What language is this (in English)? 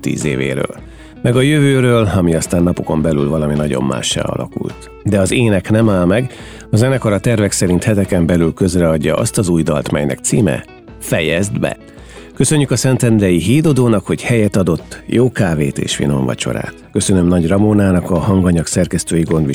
Hungarian